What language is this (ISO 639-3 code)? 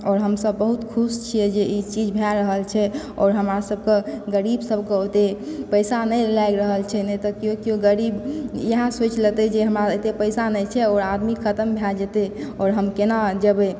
mai